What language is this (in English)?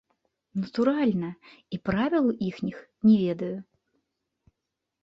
Belarusian